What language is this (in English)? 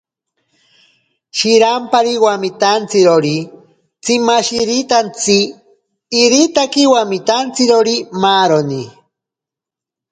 Ashéninka Perené